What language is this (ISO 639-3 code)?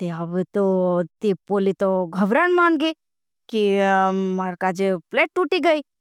bhb